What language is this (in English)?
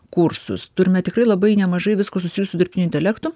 Lithuanian